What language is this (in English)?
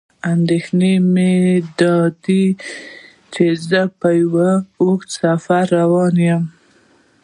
Pashto